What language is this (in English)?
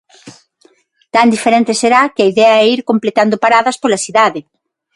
Galician